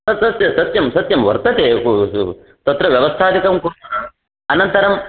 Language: Sanskrit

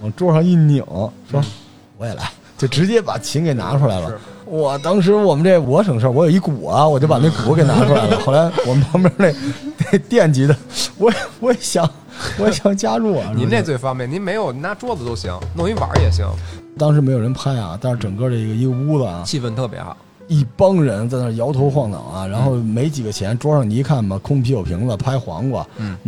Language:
Chinese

